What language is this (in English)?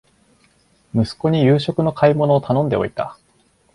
Japanese